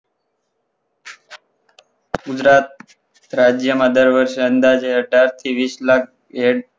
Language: Gujarati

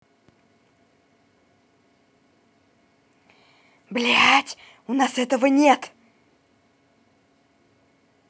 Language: Russian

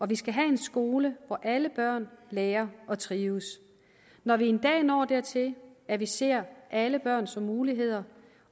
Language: Danish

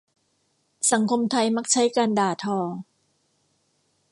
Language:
Thai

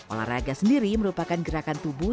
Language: Indonesian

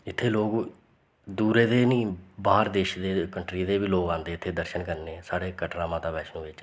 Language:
Dogri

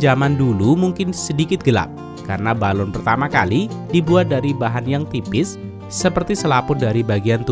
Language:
Indonesian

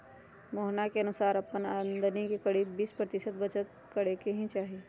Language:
Magahi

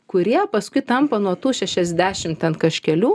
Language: Lithuanian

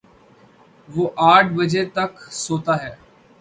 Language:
Urdu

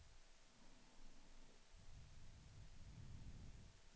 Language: Swedish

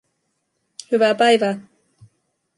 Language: Finnish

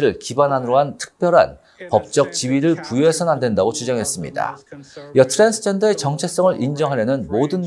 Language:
Korean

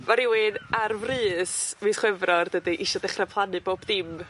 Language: Welsh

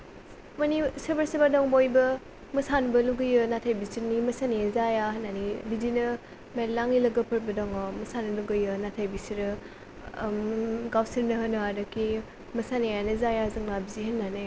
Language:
Bodo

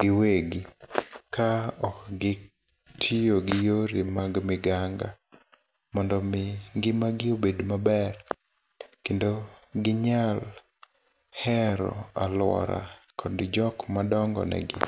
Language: Luo (Kenya and Tanzania)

